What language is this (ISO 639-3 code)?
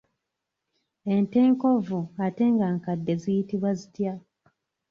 lug